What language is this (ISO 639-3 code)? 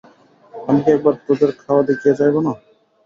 ben